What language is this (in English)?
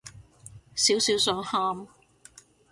Cantonese